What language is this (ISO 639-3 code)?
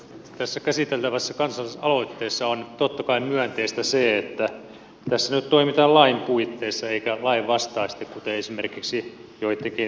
fin